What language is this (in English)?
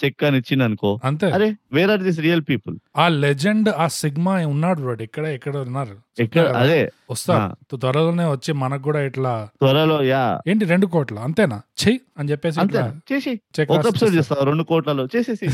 Telugu